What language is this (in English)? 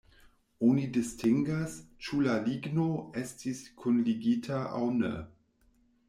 Esperanto